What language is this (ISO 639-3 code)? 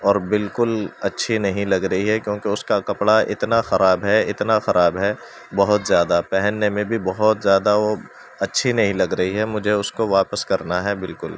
urd